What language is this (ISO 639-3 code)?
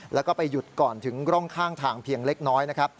tha